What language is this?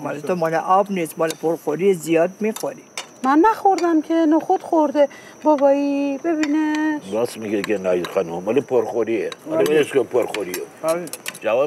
Persian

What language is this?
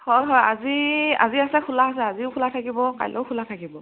Assamese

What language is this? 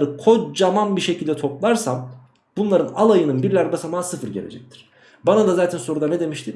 Turkish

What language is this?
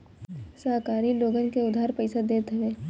Bhojpuri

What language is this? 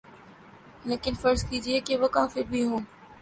Urdu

